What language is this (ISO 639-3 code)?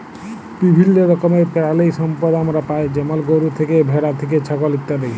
ben